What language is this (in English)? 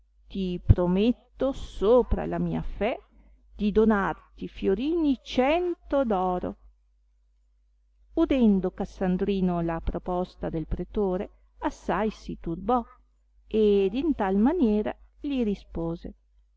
Italian